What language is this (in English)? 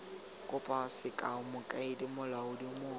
Tswana